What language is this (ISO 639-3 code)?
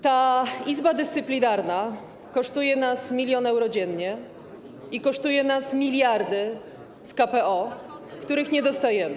pol